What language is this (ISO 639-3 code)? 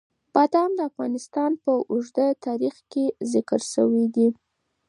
pus